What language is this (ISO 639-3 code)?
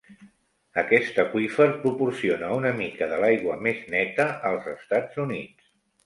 cat